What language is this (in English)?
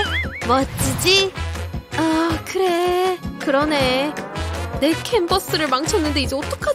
Korean